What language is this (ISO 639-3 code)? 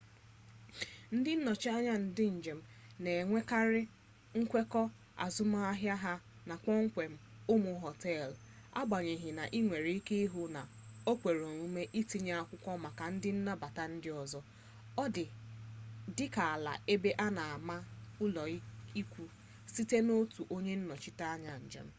ibo